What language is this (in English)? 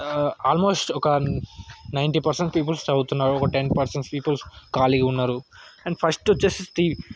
Telugu